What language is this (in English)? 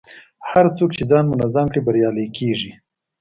Pashto